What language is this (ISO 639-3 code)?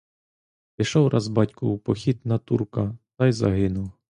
ukr